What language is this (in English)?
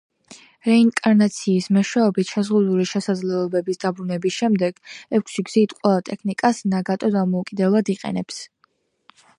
Georgian